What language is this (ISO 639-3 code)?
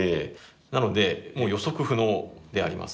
jpn